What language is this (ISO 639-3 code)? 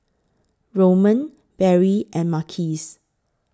eng